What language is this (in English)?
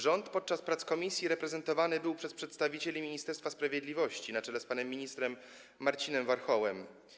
Polish